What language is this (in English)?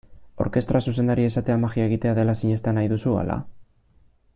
Basque